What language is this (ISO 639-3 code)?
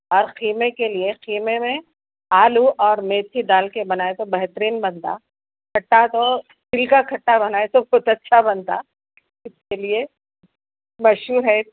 urd